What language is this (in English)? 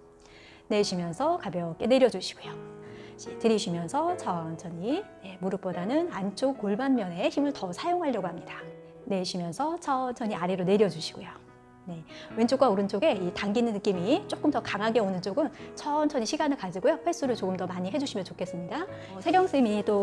Korean